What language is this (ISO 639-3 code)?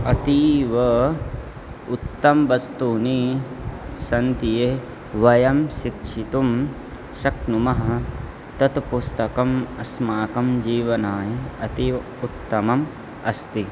san